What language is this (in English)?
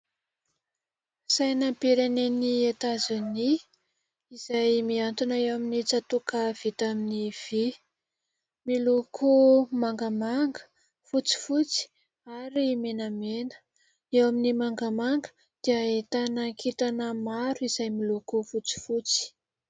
Malagasy